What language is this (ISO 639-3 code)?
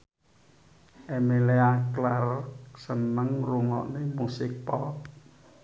jav